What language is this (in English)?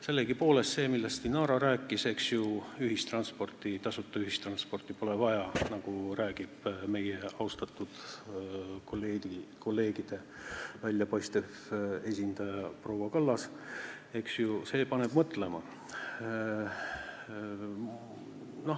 Estonian